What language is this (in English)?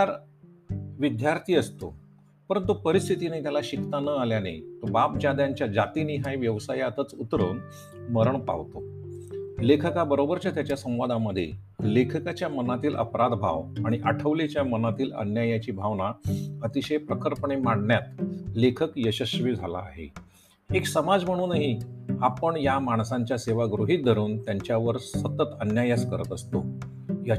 Marathi